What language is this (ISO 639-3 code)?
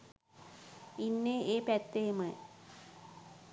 sin